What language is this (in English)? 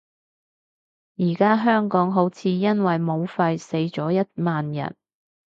Cantonese